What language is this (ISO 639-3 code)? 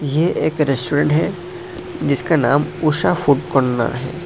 hin